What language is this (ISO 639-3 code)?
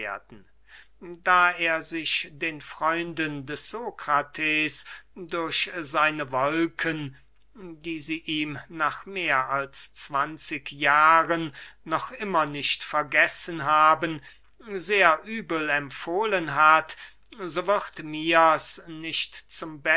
deu